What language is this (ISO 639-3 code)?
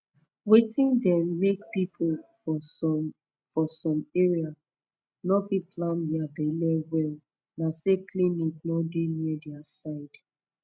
pcm